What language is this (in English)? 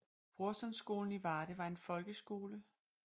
Danish